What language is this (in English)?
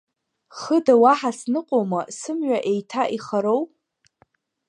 Abkhazian